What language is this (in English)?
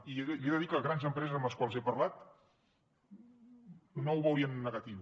Catalan